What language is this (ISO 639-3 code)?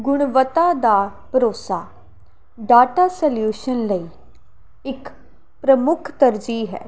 pan